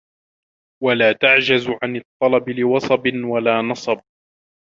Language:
Arabic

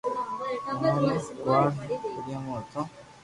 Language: Loarki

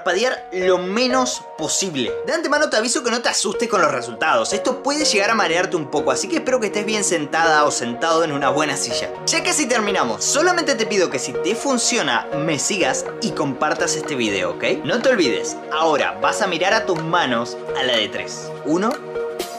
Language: Spanish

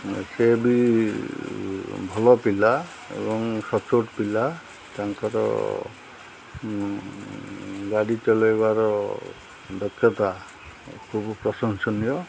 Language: Odia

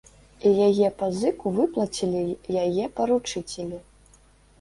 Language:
Belarusian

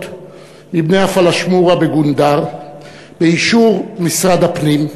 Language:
Hebrew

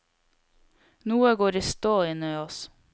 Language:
Norwegian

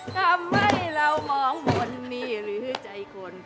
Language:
Thai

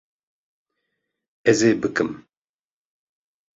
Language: Kurdish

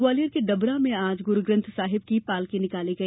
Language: Hindi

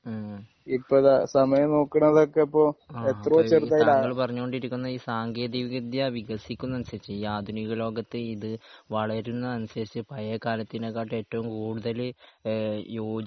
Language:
Malayalam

